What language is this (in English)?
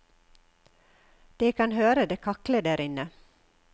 Norwegian